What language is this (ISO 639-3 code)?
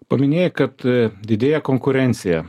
lit